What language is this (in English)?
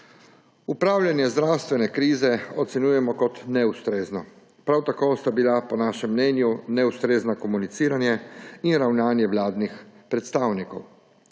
Slovenian